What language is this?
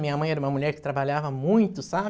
Portuguese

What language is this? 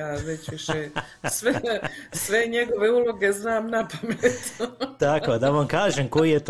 Croatian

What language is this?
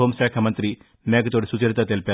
Telugu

